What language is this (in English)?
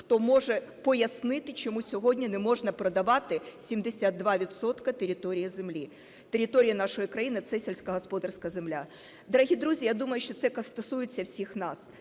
Ukrainian